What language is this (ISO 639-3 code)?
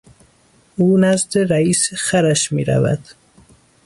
fas